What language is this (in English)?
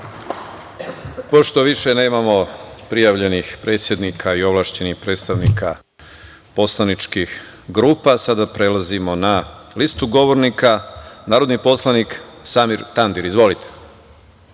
Serbian